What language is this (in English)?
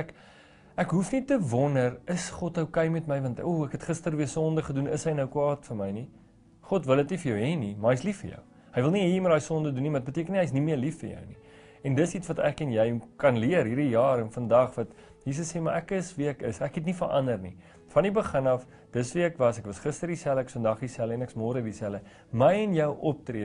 Dutch